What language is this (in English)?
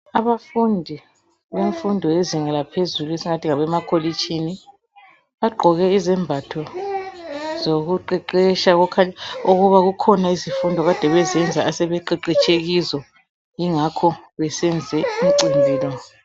North Ndebele